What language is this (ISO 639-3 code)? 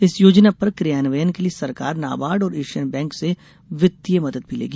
hin